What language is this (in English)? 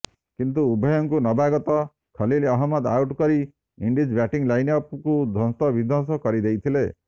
Odia